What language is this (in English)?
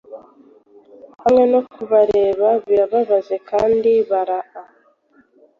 Kinyarwanda